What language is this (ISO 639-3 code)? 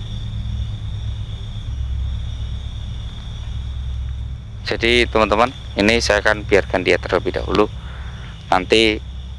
ind